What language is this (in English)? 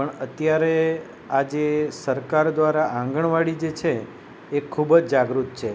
Gujarati